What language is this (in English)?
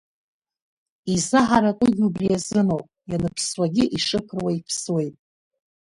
Abkhazian